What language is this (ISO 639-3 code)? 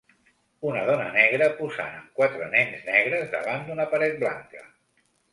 cat